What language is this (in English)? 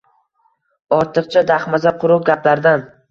Uzbek